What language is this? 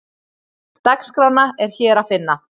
Icelandic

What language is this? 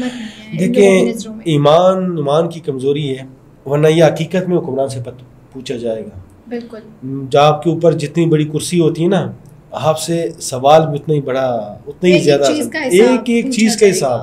Hindi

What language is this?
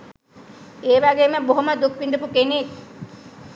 Sinhala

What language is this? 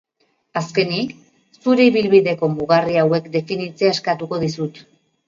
Basque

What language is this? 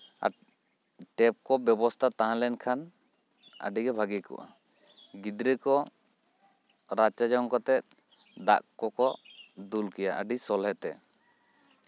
Santali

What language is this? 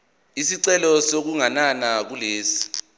Zulu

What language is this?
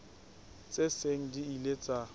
Southern Sotho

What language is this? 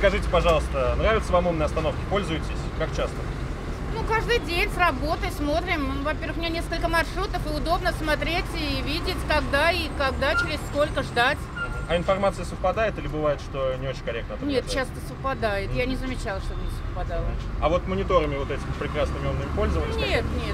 Russian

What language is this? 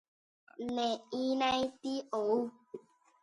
Guarani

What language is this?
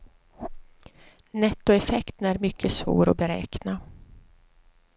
Swedish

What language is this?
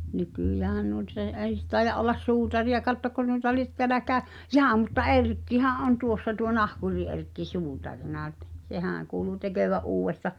Finnish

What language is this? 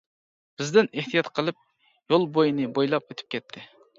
Uyghur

